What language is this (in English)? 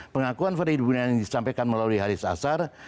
Indonesian